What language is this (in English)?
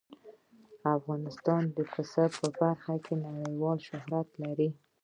Pashto